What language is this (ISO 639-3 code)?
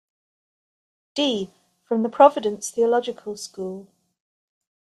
eng